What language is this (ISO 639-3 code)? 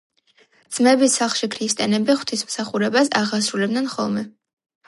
kat